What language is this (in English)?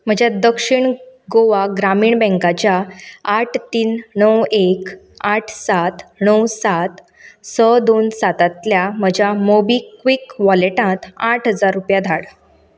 Konkani